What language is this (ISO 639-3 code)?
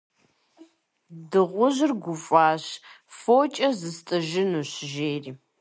kbd